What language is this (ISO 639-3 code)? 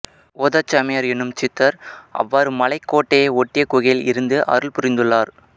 tam